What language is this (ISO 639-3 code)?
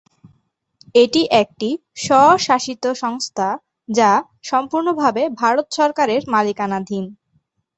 ben